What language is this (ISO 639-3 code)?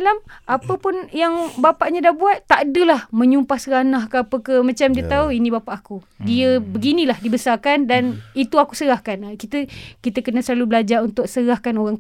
msa